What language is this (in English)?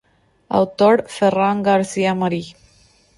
Spanish